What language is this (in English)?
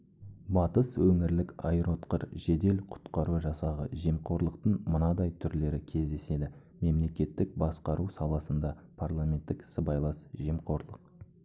Kazakh